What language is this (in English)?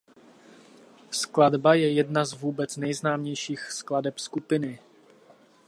Czech